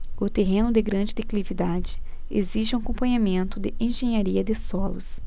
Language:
Portuguese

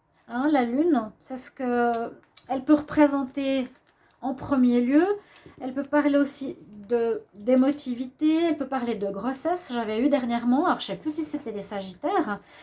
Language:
French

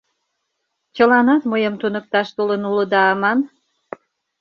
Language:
Mari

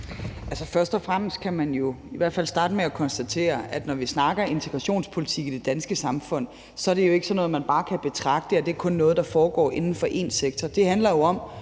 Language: Danish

